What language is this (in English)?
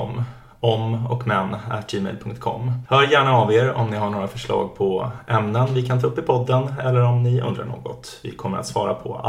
Swedish